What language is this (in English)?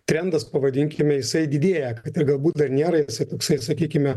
Lithuanian